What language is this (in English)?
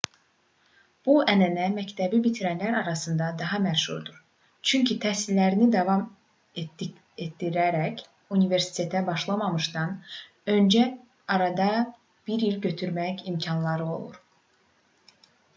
Azerbaijani